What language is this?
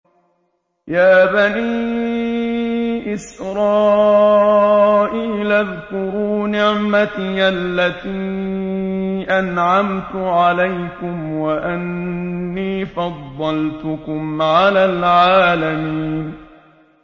Arabic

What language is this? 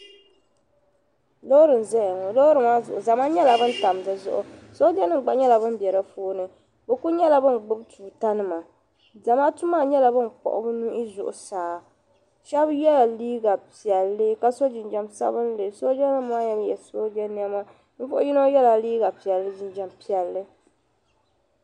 Dagbani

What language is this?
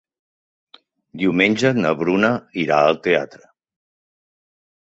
Catalan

